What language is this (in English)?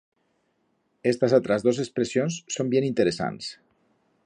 Aragonese